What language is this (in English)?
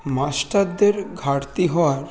Bangla